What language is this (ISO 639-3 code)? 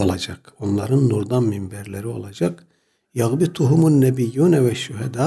tur